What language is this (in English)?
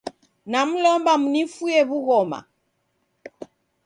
Taita